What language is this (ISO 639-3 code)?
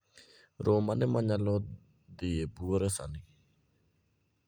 luo